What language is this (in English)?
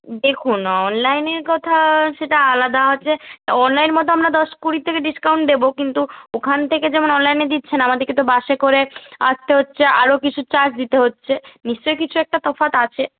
Bangla